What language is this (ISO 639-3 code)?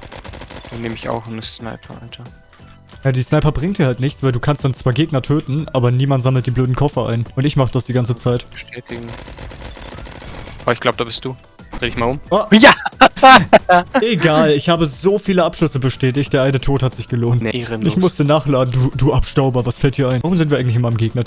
deu